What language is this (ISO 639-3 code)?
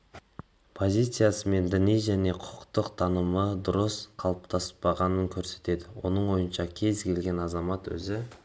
kaz